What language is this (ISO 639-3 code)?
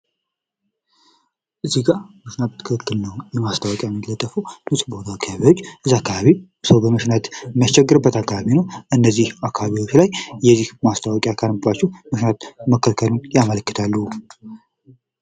amh